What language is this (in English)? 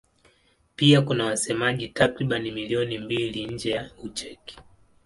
Swahili